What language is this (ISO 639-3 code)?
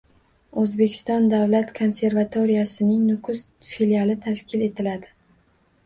uzb